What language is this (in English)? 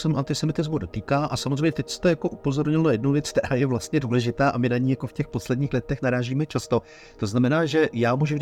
Czech